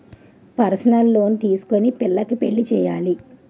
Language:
Telugu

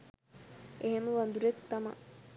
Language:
Sinhala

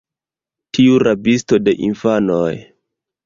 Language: Esperanto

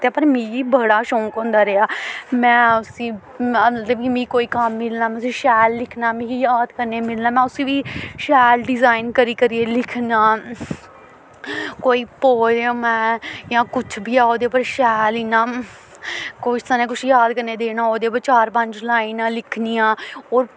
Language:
Dogri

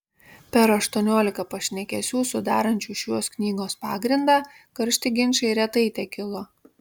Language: Lithuanian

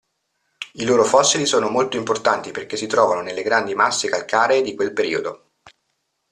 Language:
Italian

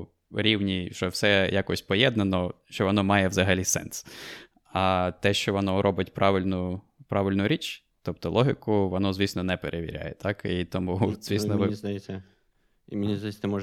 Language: Ukrainian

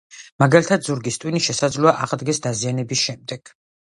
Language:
Georgian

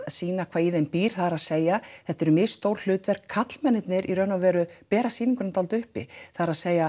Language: Icelandic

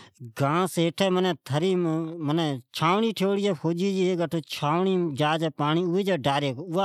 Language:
Od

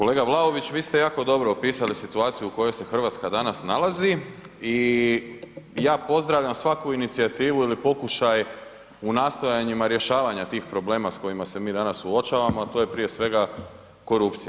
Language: Croatian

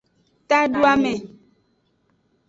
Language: Aja (Benin)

